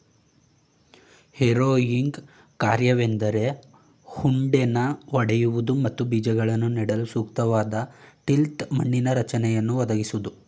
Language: Kannada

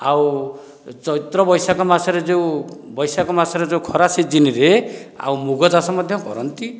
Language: Odia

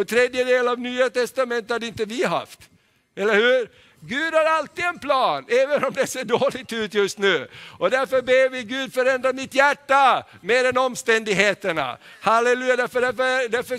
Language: Swedish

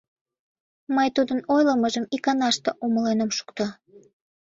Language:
Mari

